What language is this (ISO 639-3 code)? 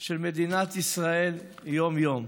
heb